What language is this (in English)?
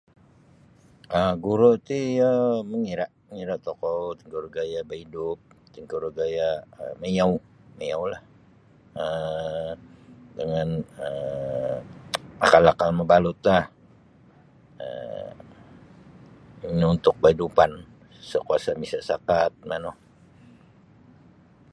Sabah Bisaya